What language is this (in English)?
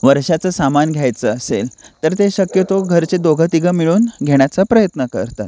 Marathi